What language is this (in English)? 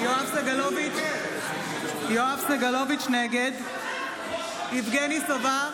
Hebrew